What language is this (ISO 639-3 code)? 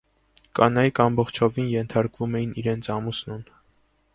hye